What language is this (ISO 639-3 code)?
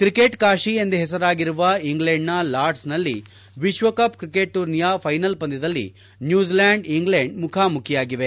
kan